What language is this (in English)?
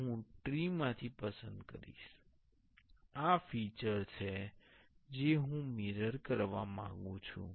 Gujarati